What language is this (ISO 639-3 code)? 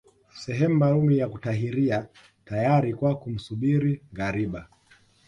swa